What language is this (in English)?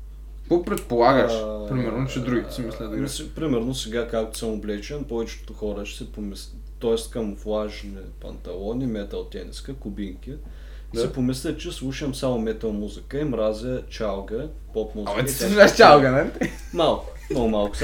Bulgarian